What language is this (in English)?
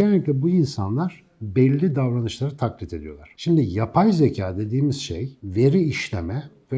Turkish